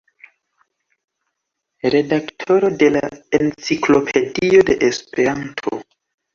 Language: Esperanto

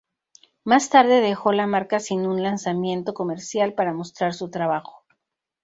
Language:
Spanish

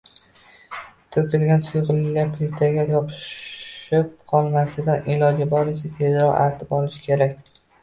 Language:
Uzbek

